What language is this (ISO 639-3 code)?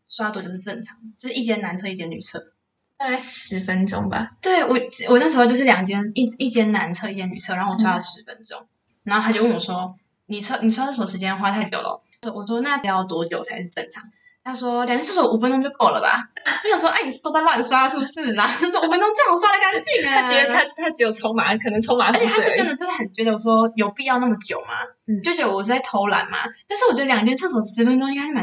zho